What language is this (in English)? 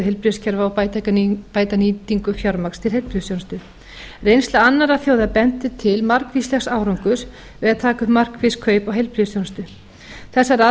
Icelandic